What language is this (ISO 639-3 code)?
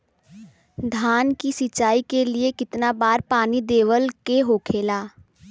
bho